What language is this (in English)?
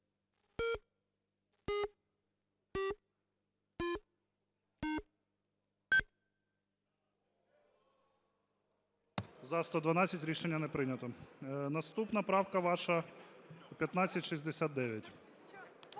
Ukrainian